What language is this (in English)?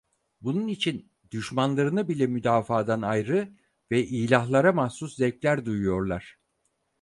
Turkish